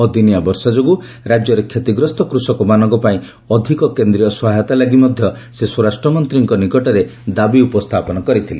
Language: Odia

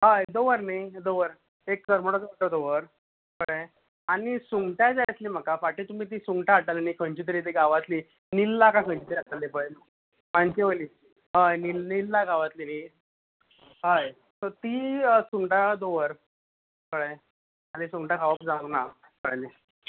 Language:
Konkani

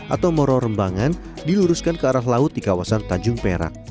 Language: Indonesian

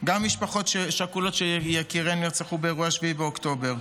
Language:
Hebrew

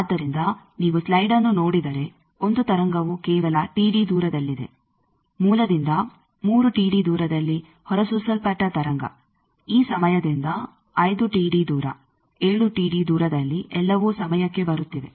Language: Kannada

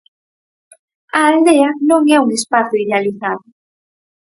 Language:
Galician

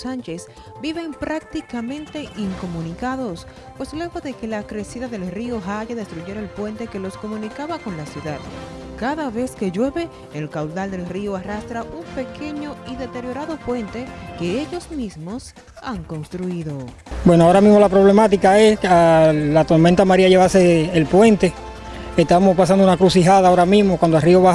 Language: Spanish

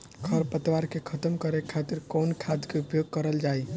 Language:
Bhojpuri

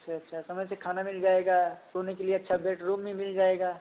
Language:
Hindi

